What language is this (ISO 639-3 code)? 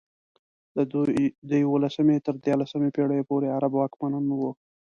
pus